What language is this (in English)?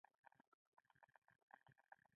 Pashto